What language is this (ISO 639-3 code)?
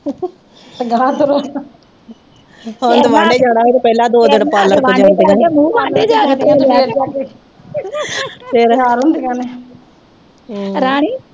pan